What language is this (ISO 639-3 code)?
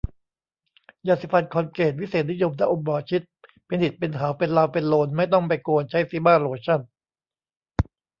tha